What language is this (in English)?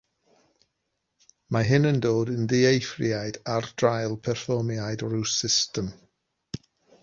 Welsh